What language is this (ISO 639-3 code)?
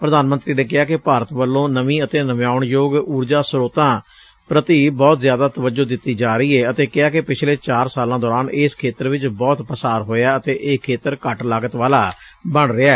pan